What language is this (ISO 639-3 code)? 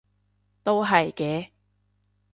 yue